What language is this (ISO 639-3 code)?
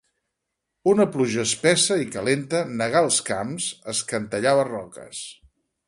cat